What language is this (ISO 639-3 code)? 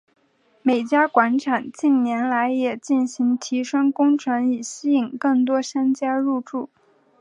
zho